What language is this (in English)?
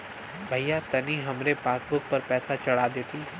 Bhojpuri